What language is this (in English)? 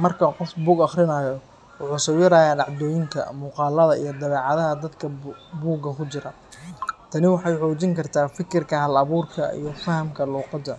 Somali